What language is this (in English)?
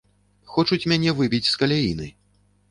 Belarusian